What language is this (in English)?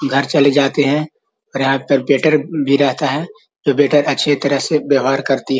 Magahi